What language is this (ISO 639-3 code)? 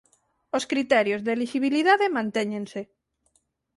glg